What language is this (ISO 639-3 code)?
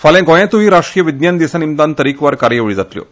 kok